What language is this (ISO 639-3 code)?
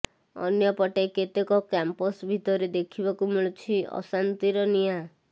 ori